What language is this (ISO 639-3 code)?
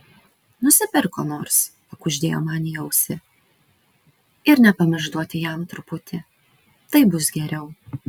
lit